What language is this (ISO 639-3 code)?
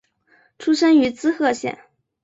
zho